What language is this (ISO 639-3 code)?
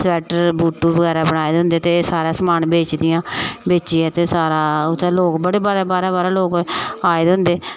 doi